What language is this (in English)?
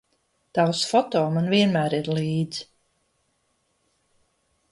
Latvian